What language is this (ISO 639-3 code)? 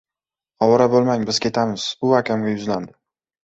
uzb